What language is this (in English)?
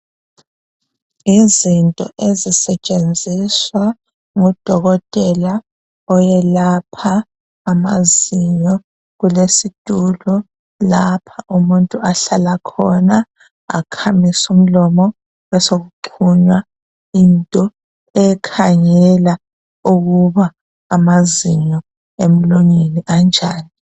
North Ndebele